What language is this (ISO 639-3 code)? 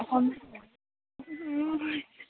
asm